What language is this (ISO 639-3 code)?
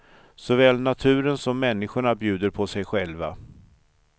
swe